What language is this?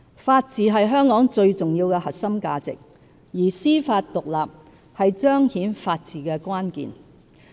Cantonese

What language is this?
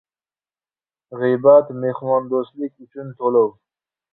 Uzbek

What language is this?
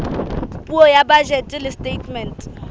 Southern Sotho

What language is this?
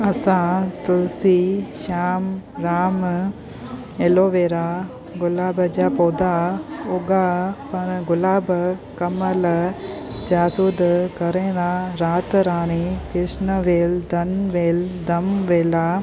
Sindhi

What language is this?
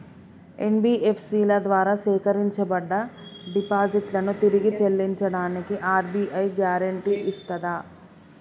Telugu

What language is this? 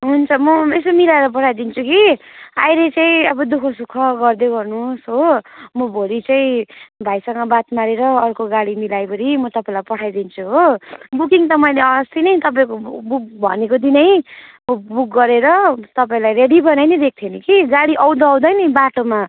Nepali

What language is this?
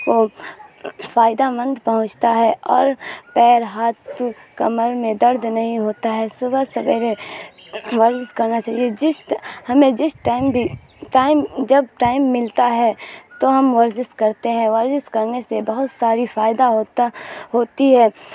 Urdu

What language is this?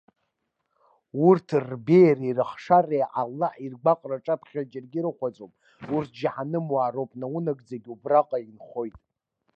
Abkhazian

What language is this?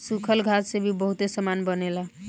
Bhojpuri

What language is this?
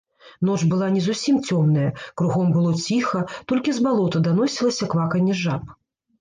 Belarusian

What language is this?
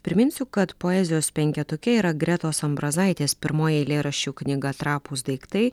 Lithuanian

